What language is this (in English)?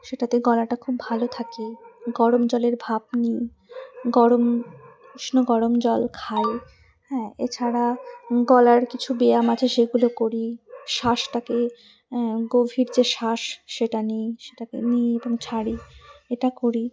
Bangla